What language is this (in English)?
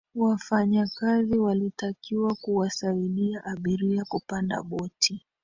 Swahili